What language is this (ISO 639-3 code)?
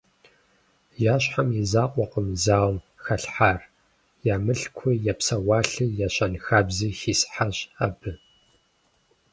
kbd